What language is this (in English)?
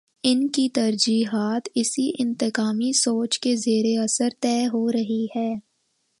Urdu